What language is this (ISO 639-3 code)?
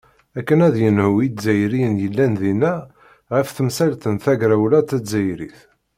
kab